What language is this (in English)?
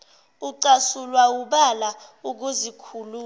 Zulu